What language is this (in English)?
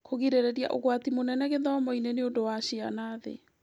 Kikuyu